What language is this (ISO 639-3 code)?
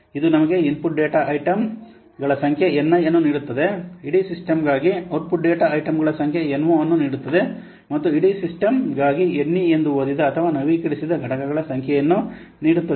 kan